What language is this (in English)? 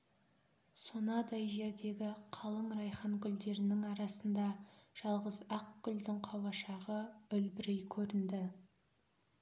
Kazakh